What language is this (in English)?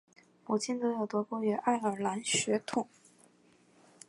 Chinese